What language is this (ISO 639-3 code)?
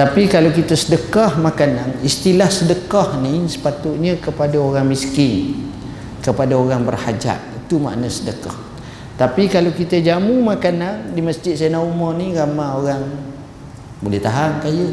msa